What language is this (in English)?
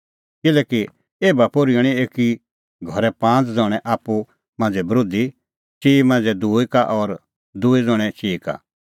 Kullu Pahari